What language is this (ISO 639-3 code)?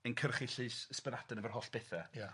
cym